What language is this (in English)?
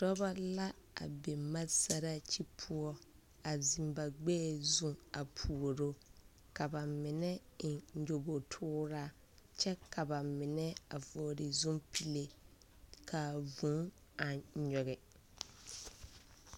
Southern Dagaare